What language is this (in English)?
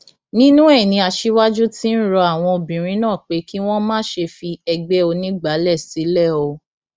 Yoruba